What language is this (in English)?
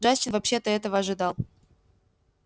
Russian